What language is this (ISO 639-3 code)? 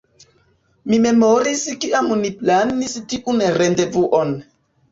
epo